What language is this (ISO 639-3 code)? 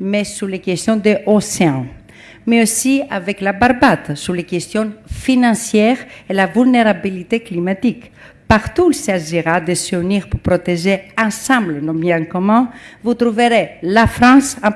fra